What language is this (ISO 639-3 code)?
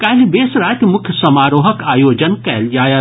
mai